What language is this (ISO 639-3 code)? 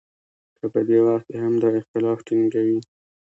pus